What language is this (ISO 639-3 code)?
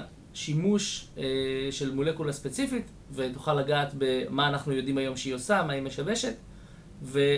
heb